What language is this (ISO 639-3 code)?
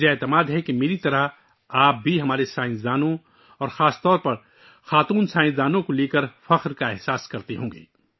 urd